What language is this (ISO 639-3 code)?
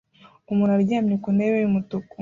kin